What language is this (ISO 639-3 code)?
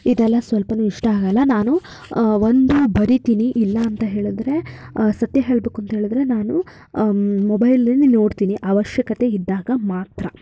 kan